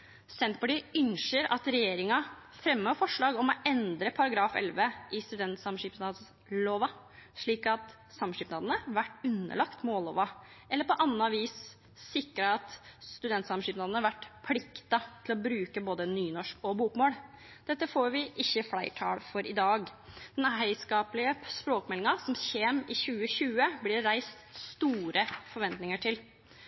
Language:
Norwegian Nynorsk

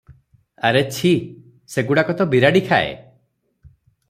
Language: Odia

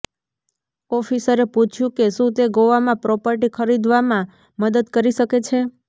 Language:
Gujarati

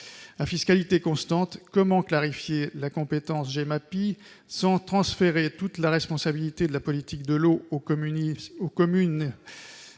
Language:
French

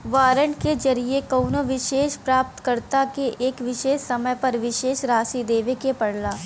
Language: Bhojpuri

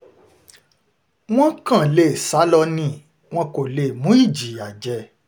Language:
Yoruba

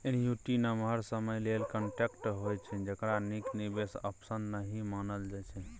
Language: Maithili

